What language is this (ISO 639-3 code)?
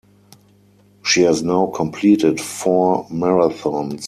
eng